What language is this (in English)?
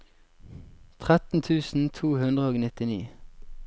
Norwegian